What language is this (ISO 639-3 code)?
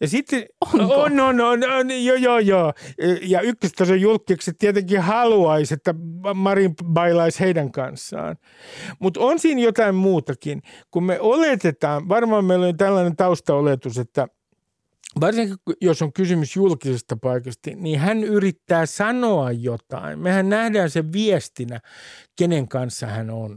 fin